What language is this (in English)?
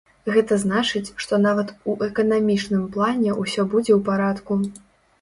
Belarusian